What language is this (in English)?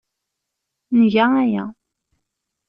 Kabyle